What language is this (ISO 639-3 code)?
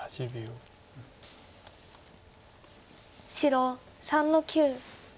jpn